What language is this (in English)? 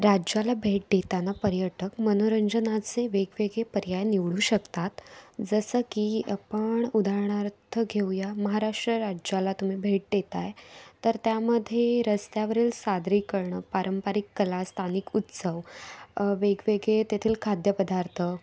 Marathi